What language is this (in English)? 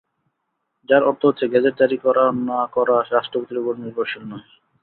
Bangla